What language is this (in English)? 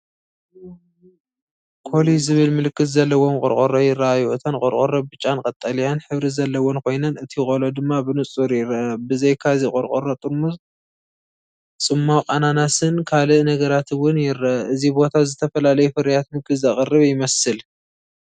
Tigrinya